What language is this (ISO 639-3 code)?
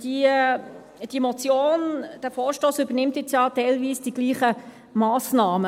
gsw